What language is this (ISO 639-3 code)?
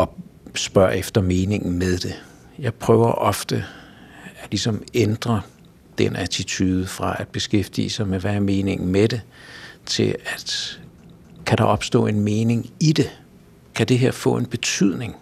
dan